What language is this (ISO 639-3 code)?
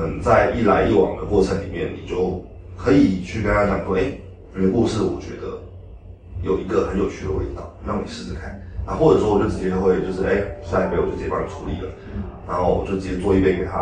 zho